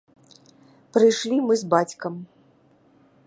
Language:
Belarusian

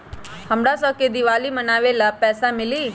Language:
Magahi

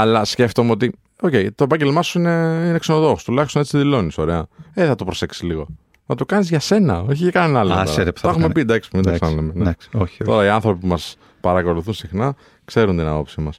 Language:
Greek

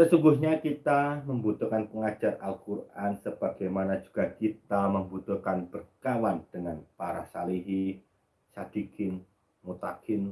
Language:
Indonesian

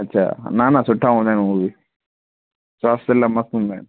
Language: Sindhi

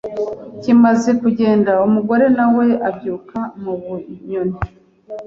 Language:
Kinyarwanda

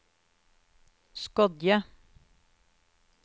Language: Norwegian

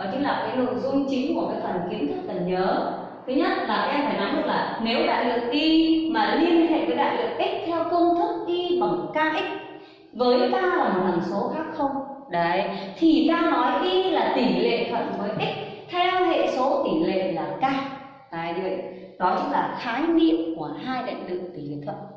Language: Vietnamese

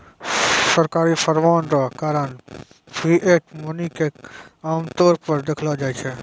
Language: Maithili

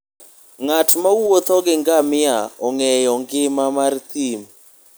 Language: Luo (Kenya and Tanzania)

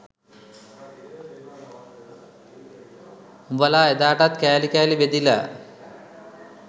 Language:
Sinhala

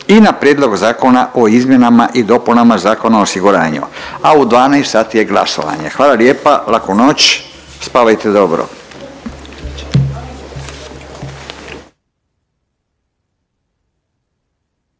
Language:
Croatian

